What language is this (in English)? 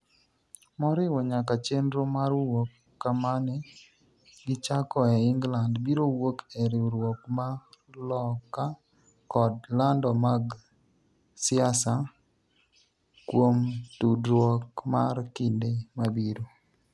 Luo (Kenya and Tanzania)